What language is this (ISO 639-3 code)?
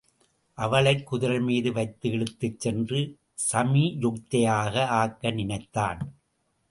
tam